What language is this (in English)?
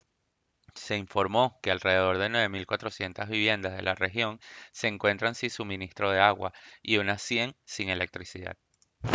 Spanish